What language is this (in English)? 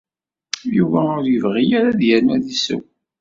Kabyle